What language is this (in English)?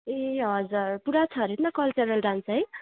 Nepali